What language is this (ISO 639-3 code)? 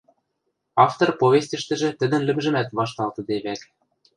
mrj